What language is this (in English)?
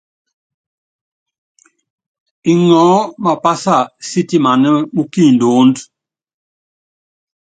Yangben